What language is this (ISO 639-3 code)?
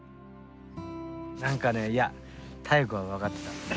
jpn